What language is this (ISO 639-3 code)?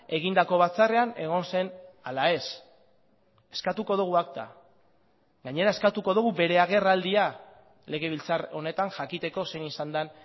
eus